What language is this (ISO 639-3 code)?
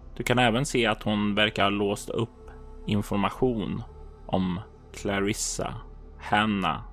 swe